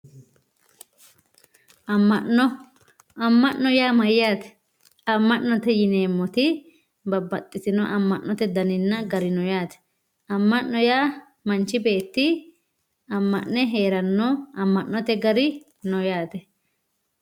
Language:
Sidamo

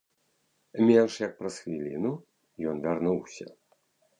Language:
Belarusian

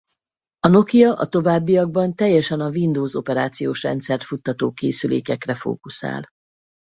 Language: Hungarian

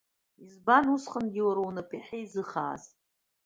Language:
Abkhazian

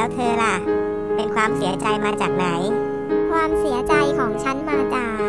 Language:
Thai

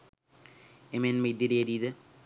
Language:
Sinhala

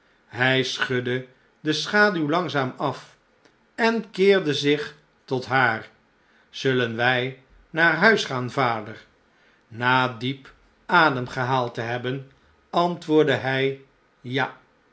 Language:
Dutch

